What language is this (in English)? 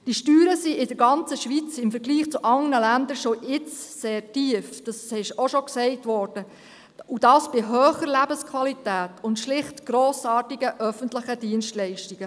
Swiss German